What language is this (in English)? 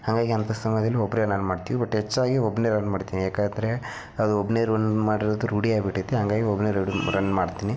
Kannada